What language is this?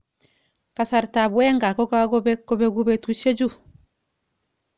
Kalenjin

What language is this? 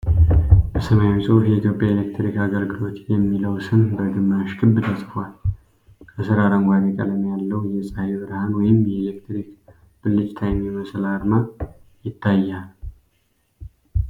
Amharic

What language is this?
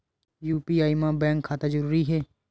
Chhattisgarhi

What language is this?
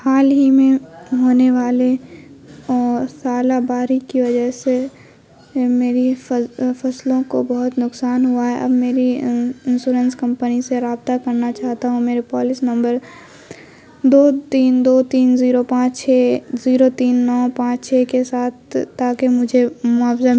Urdu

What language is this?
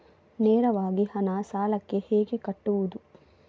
Kannada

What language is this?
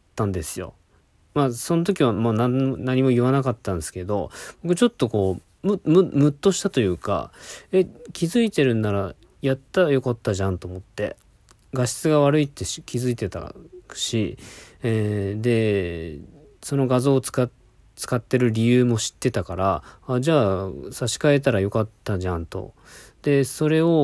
Japanese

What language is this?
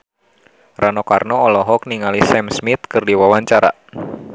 Sundanese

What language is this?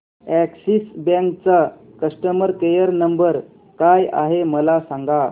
Marathi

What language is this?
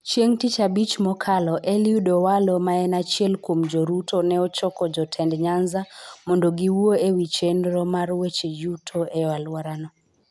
Luo (Kenya and Tanzania)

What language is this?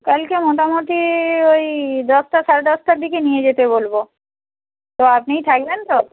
Bangla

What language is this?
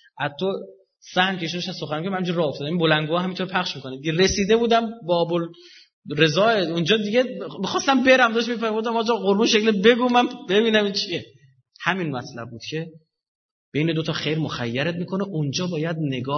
Persian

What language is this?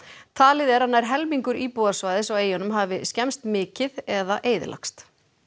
Icelandic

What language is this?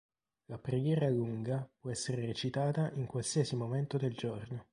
Italian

